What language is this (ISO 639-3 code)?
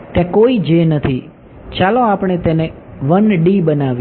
guj